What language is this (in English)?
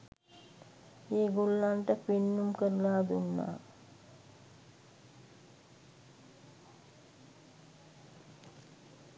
Sinhala